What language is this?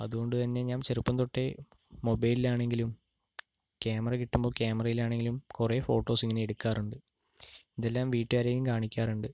Malayalam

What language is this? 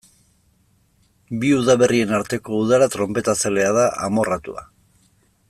Basque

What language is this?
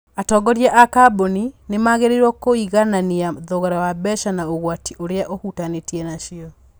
Kikuyu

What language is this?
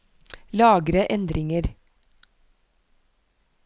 Norwegian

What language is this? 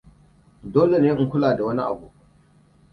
Hausa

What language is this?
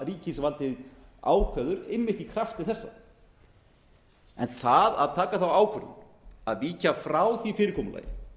Icelandic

